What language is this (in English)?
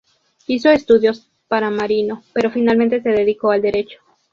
Spanish